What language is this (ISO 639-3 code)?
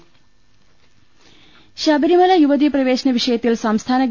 mal